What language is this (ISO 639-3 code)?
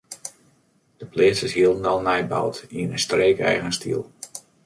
fry